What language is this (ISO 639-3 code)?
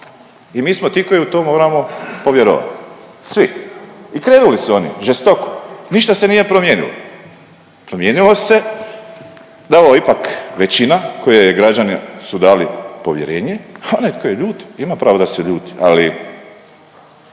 hrv